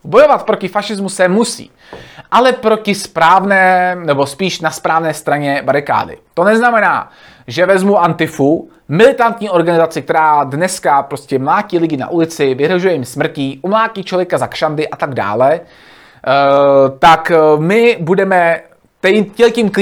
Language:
Czech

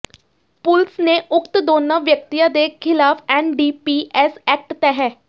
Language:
Punjabi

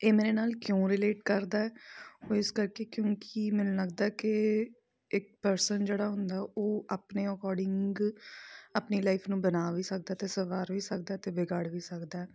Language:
Punjabi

